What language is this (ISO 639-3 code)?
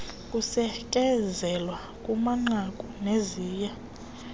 xho